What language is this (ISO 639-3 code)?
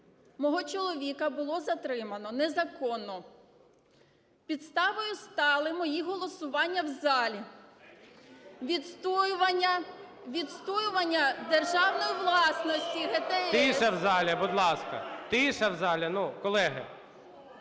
ukr